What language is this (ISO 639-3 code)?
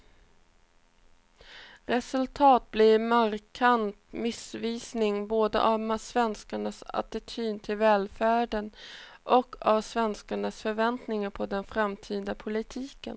swe